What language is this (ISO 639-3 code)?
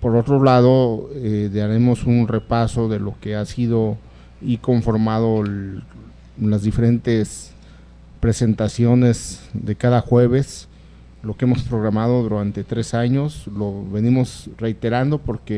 spa